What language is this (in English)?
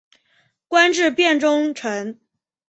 Chinese